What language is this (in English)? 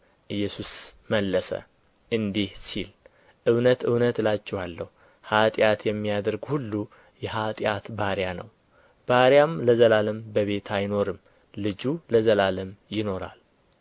Amharic